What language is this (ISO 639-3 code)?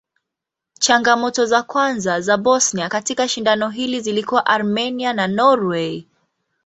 swa